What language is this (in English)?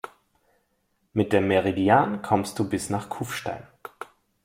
German